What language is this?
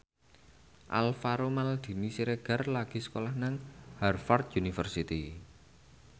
Javanese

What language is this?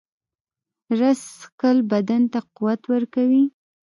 Pashto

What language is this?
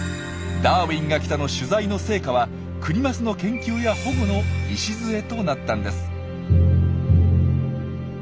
Japanese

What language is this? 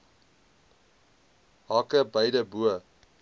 Afrikaans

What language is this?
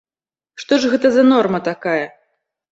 Belarusian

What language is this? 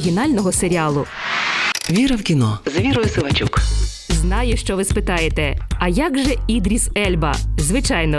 Ukrainian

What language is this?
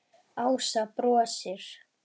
Icelandic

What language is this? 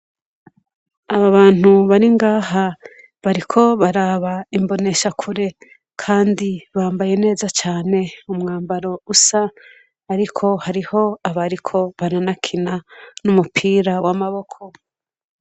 Rundi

